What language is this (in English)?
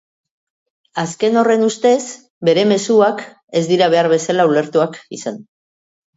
Basque